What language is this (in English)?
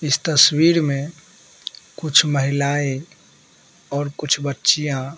Hindi